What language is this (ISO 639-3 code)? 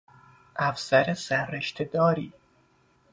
fas